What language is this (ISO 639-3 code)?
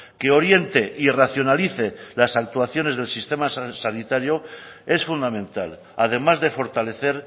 spa